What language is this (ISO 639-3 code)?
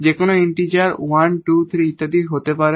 ben